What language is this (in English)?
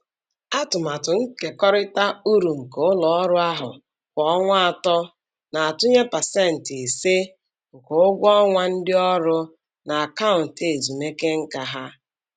Igbo